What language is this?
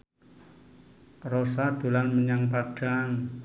Javanese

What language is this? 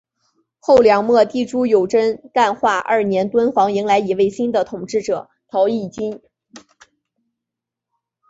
Chinese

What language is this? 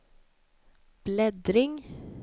Swedish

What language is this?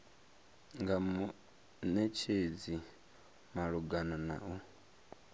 Venda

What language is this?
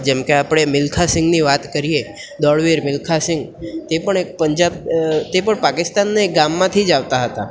Gujarati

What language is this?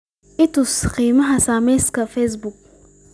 Somali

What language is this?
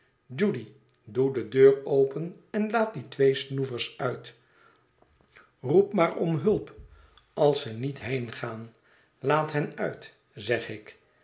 Dutch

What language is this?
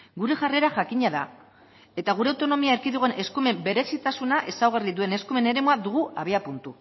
Basque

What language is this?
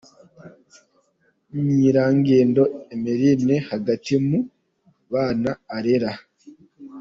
Kinyarwanda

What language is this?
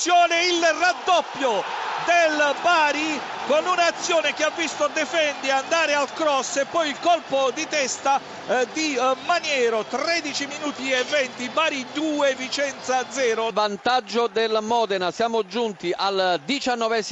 Italian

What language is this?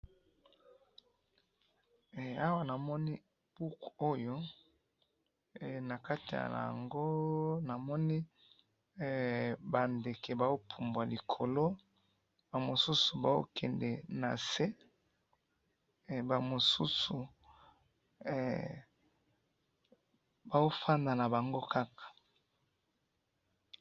Lingala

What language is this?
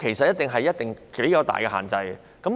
Cantonese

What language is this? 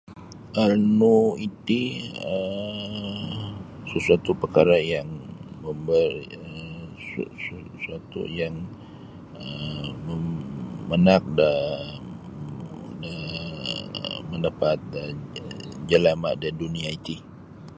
Sabah Bisaya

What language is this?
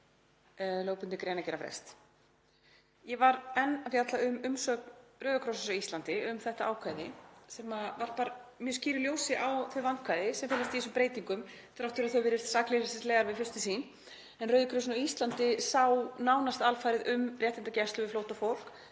Icelandic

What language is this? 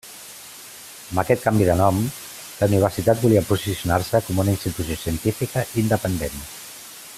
Catalan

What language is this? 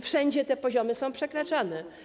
Polish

